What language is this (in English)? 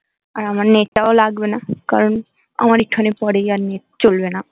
Bangla